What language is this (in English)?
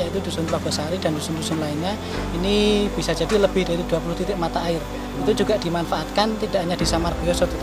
Indonesian